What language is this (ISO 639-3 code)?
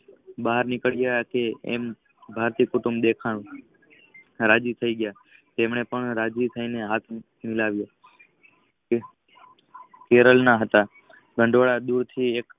guj